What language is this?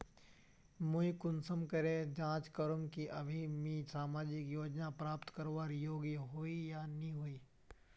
Magahi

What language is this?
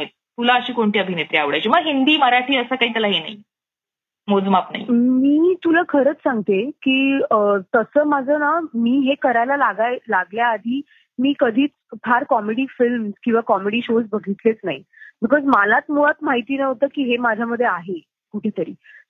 Marathi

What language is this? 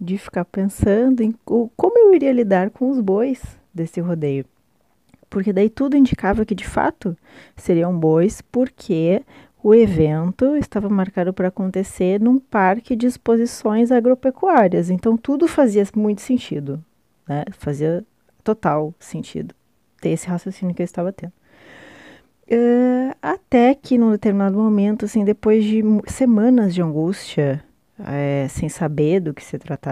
Portuguese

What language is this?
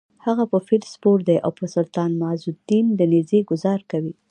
Pashto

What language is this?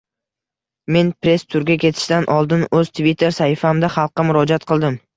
Uzbek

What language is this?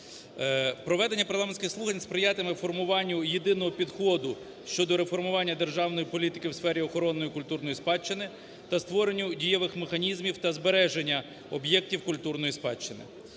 Ukrainian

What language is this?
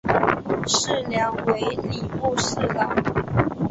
Chinese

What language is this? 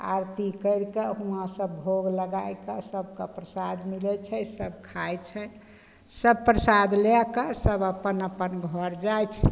Maithili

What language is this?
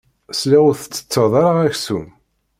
Kabyle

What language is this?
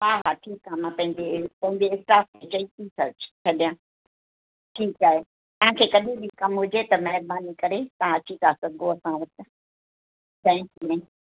Sindhi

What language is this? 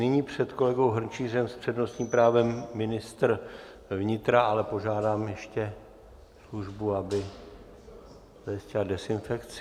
Czech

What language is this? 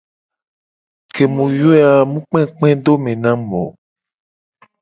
Gen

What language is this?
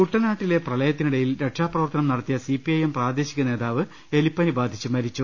Malayalam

